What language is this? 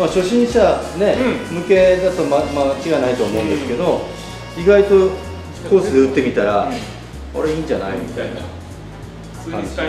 Japanese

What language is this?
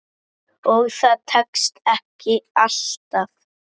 Icelandic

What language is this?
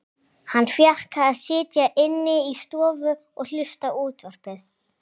Icelandic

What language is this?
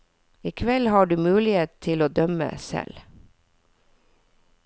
Norwegian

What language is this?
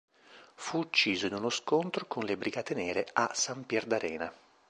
Italian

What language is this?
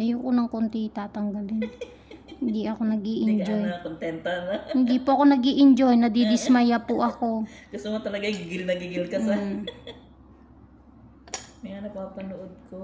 Filipino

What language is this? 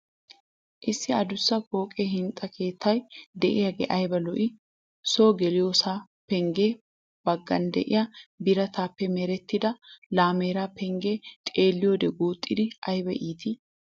Wolaytta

